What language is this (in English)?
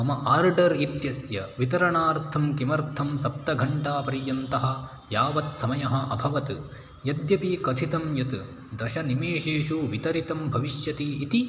Sanskrit